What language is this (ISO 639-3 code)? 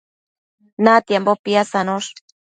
mcf